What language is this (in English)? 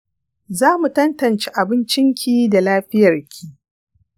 Hausa